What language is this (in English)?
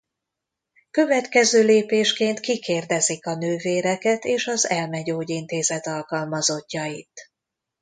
Hungarian